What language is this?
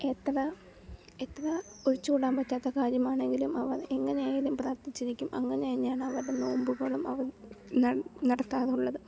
Malayalam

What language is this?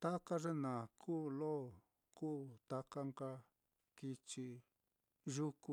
Mitlatongo Mixtec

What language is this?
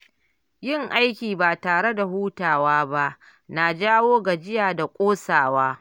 Hausa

